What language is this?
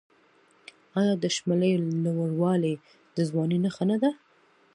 Pashto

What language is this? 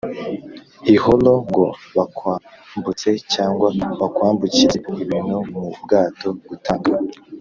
Kinyarwanda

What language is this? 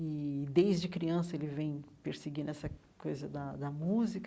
Portuguese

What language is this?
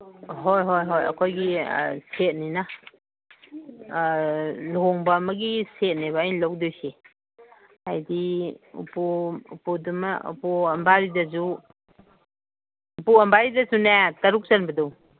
Manipuri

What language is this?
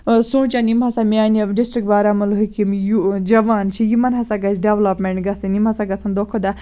Kashmiri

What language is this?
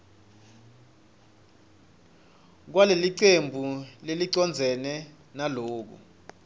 Swati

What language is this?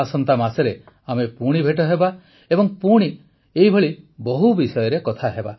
Odia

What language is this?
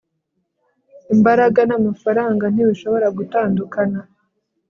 Kinyarwanda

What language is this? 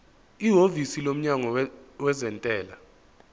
Zulu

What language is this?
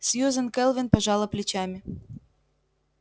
Russian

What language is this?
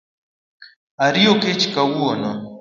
Luo (Kenya and Tanzania)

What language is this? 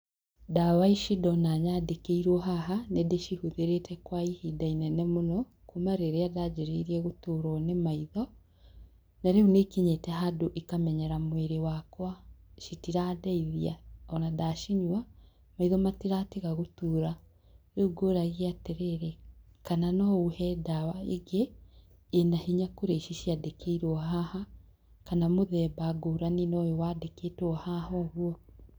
Kikuyu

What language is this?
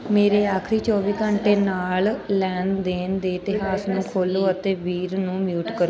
Punjabi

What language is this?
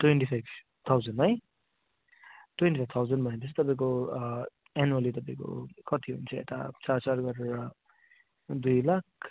Nepali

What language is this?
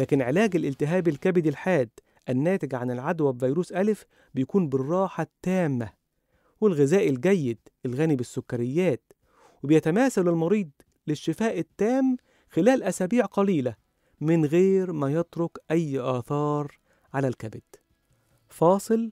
Arabic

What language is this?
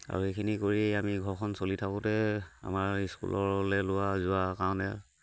Assamese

